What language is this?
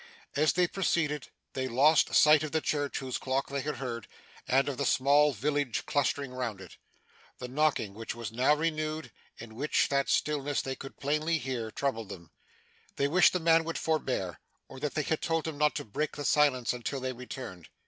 English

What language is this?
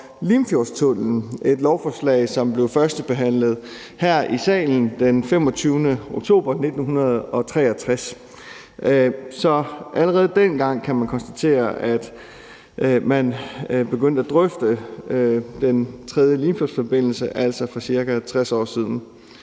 Danish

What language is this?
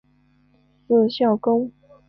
Chinese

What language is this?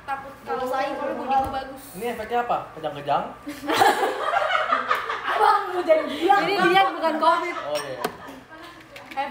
Indonesian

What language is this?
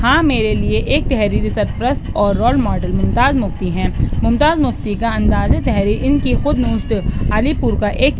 Urdu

